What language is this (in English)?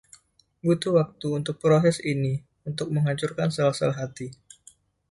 Indonesian